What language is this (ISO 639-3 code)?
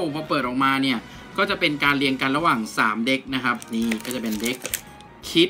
tha